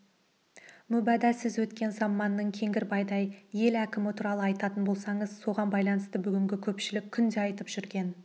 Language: Kazakh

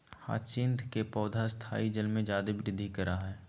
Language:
Magahi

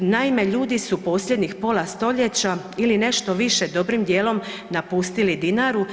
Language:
Croatian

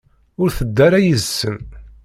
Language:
Kabyle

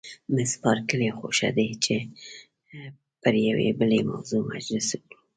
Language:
Pashto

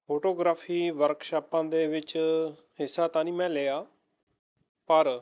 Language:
Punjabi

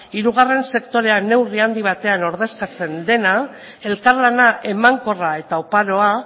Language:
Basque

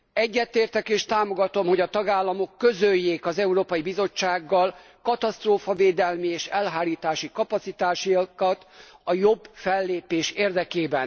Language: Hungarian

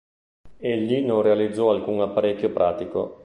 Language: Italian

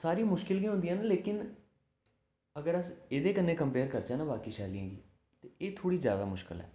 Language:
Dogri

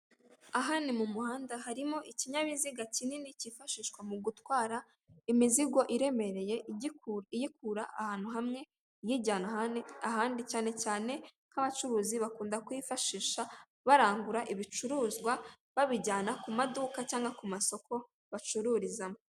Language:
Kinyarwanda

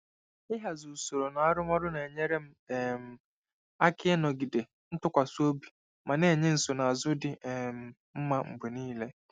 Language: Igbo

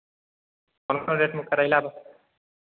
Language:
Maithili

